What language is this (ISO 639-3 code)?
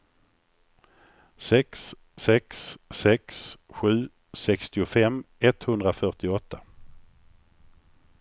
swe